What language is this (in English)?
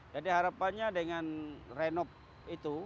Indonesian